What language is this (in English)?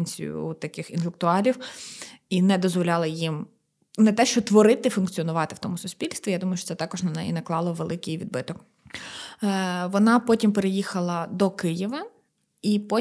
Ukrainian